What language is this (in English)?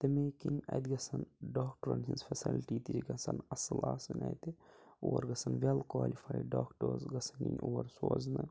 Kashmiri